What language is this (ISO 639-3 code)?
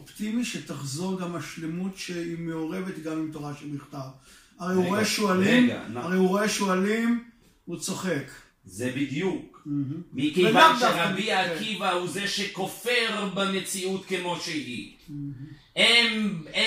heb